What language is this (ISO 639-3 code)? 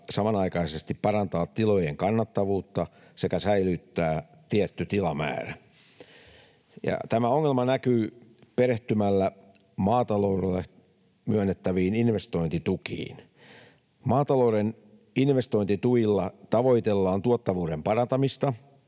fin